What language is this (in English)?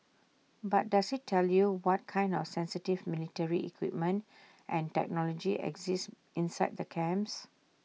English